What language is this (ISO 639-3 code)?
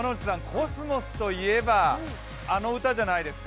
jpn